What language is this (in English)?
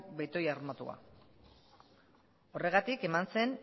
Basque